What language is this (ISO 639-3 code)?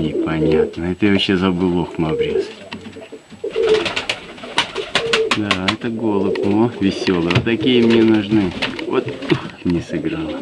rus